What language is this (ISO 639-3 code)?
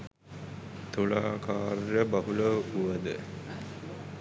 sin